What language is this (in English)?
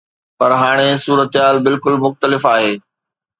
Sindhi